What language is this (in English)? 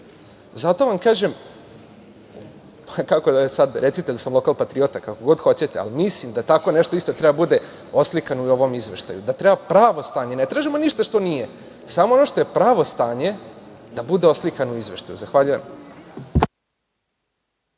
Serbian